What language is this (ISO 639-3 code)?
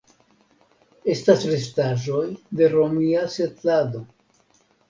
epo